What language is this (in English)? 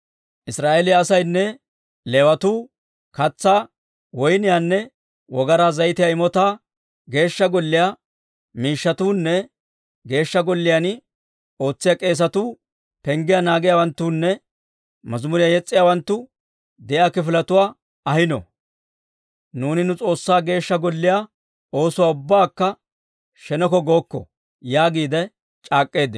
Dawro